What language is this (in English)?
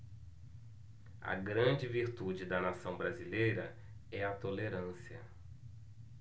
Portuguese